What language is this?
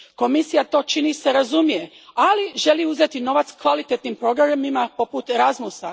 Croatian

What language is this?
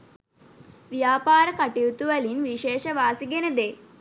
Sinhala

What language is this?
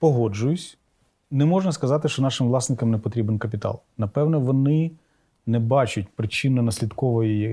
Ukrainian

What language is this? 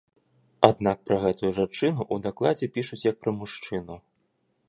Belarusian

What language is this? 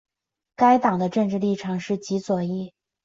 Chinese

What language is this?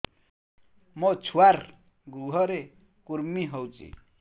Odia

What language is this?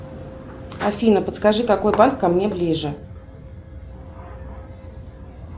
Russian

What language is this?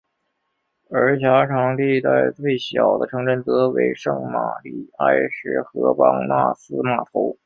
Chinese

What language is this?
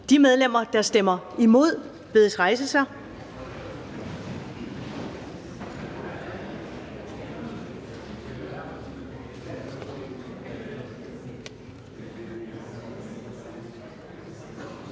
Danish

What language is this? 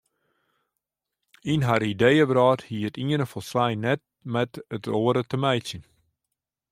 Western Frisian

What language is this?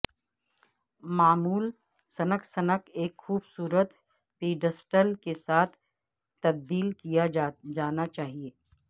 Urdu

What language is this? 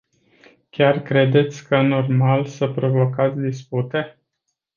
Romanian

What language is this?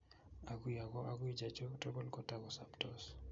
Kalenjin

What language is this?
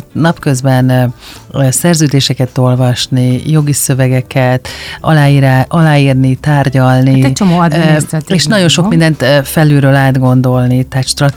Hungarian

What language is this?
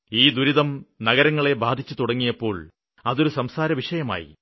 Malayalam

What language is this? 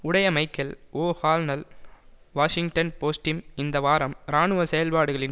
Tamil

